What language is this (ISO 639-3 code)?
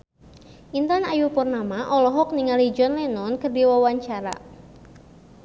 sun